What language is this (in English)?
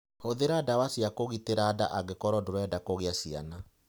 Kikuyu